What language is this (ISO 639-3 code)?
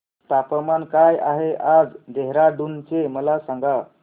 mar